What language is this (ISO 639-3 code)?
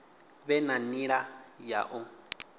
ven